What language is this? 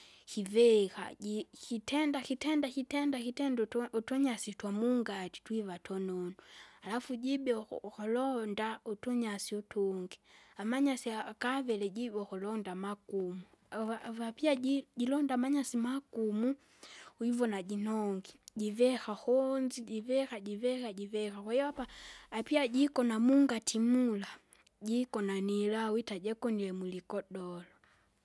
Kinga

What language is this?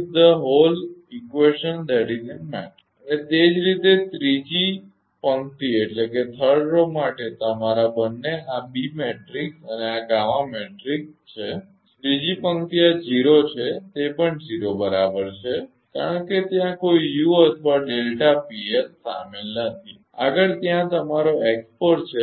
Gujarati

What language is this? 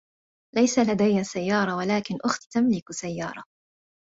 Arabic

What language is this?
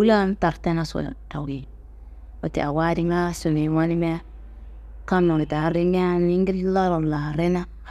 Kanembu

